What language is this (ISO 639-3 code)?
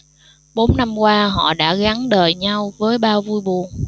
vie